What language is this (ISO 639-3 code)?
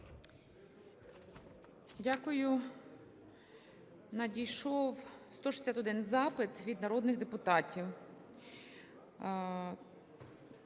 ukr